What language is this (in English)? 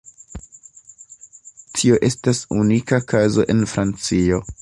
Esperanto